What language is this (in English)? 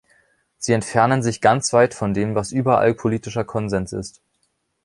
German